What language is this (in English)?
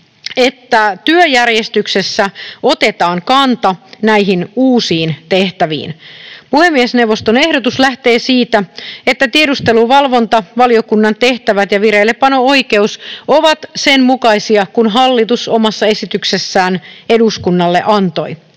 Finnish